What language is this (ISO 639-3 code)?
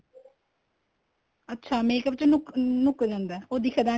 pan